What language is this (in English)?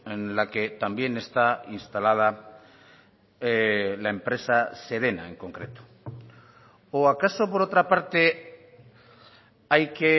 Spanish